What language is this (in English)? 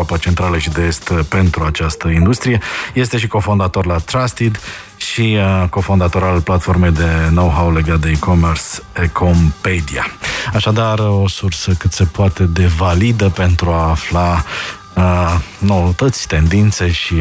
Romanian